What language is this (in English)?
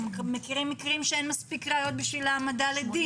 Hebrew